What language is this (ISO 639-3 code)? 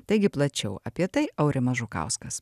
lit